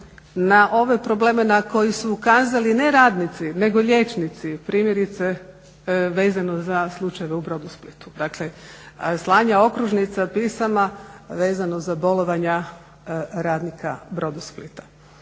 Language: Croatian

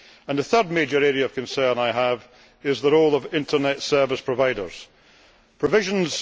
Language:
English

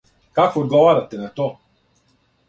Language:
Serbian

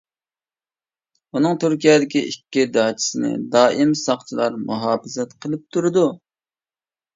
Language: Uyghur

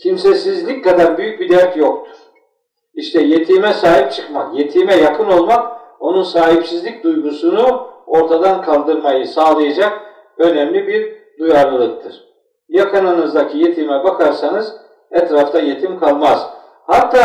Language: Turkish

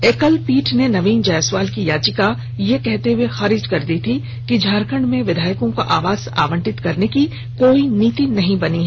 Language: Hindi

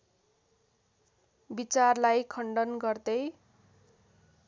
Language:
Nepali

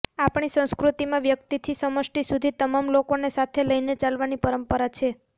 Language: Gujarati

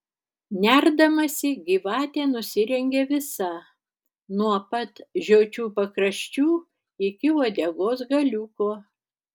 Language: Lithuanian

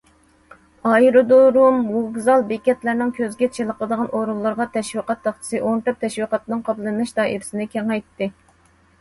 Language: Uyghur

